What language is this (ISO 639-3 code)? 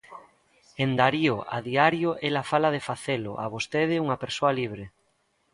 glg